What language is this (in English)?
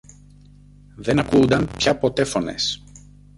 Greek